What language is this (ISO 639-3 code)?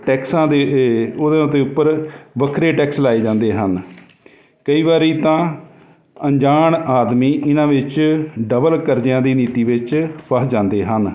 pan